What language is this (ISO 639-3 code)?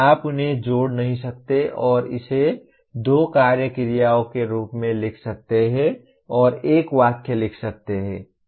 hin